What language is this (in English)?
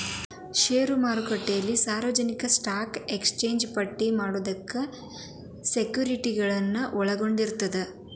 Kannada